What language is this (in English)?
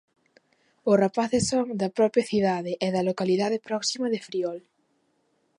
Galician